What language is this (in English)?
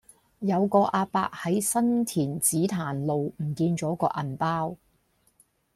Cantonese